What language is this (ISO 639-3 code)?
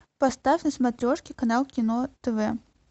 rus